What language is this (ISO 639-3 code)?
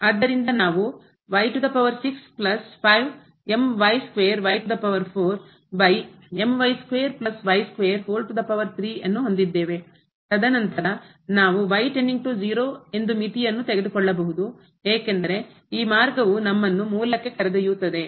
kan